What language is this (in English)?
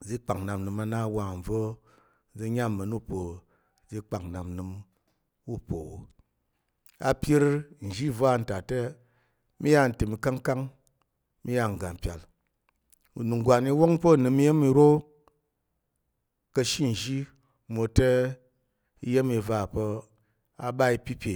Tarok